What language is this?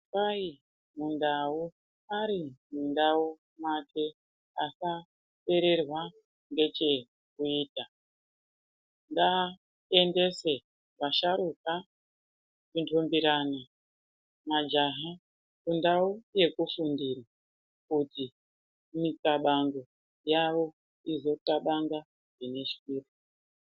Ndau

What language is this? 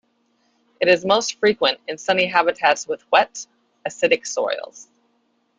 English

